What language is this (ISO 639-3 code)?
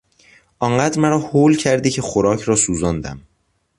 fas